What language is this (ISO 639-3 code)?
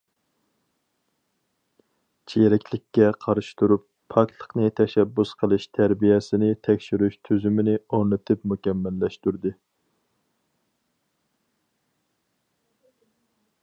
uig